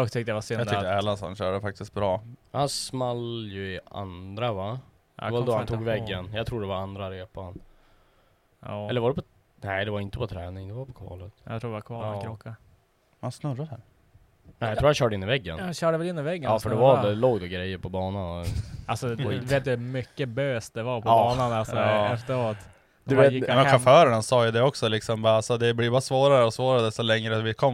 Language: Swedish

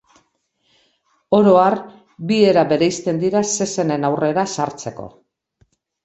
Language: Basque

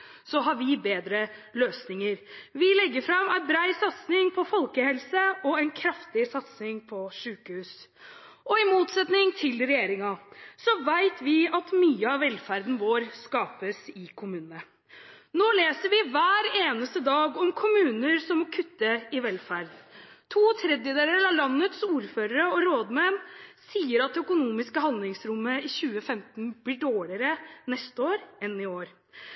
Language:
Norwegian Bokmål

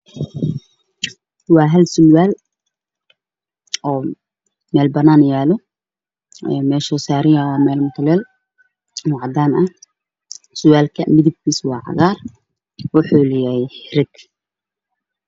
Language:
Somali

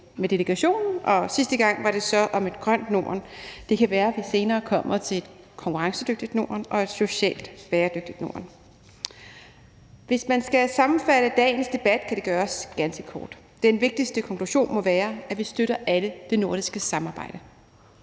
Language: Danish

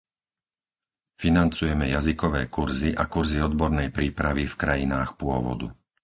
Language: Slovak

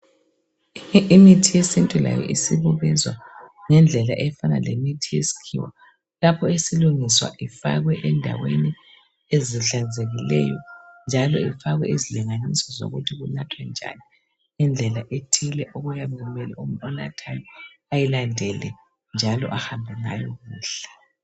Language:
North Ndebele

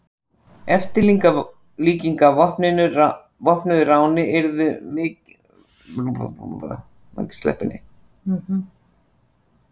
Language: Icelandic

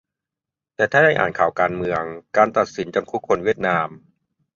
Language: Thai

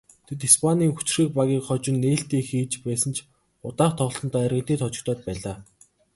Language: Mongolian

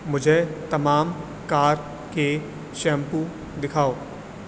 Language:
Urdu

